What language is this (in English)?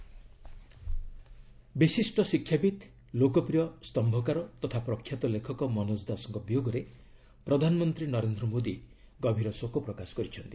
Odia